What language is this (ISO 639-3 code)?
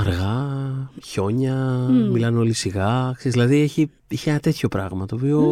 ell